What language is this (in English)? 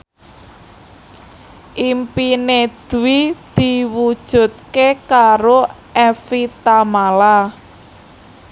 Javanese